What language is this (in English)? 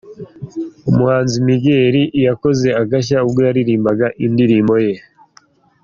Kinyarwanda